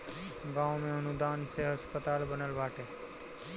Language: Bhojpuri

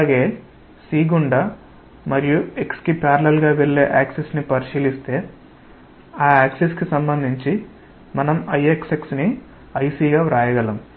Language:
Telugu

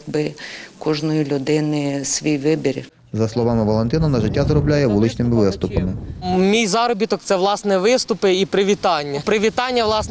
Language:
Ukrainian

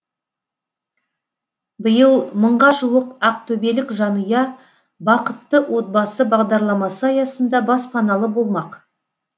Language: Kazakh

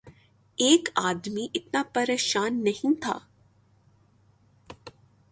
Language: Urdu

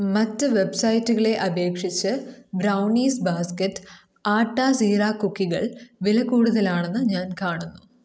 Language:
Malayalam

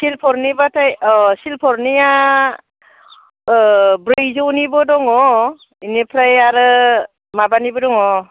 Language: Bodo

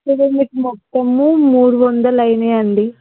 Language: Telugu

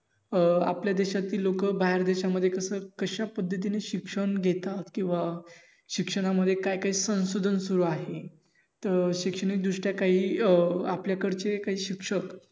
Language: Marathi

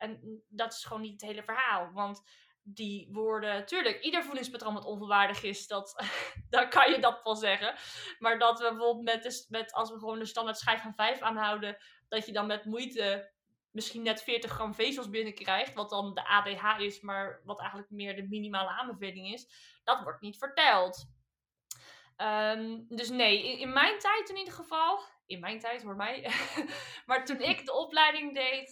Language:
Dutch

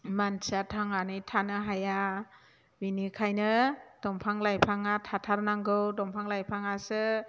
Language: Bodo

